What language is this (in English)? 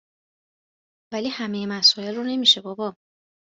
Persian